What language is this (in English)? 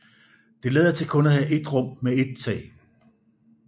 Danish